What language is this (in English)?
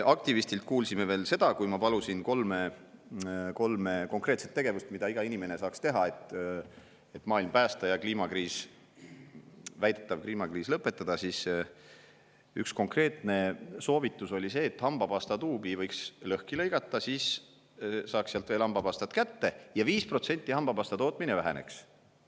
Estonian